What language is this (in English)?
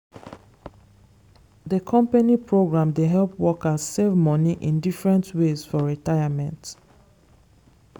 Nigerian Pidgin